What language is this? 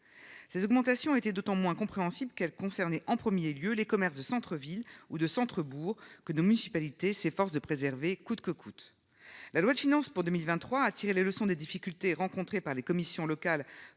French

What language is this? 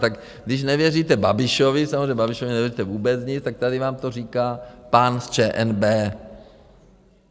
Czech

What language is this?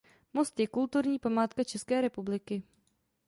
Czech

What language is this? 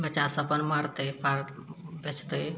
Maithili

